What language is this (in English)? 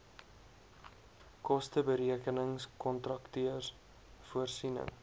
Afrikaans